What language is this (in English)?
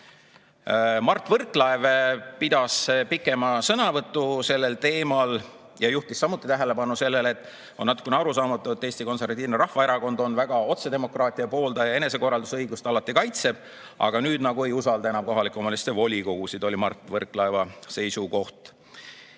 Estonian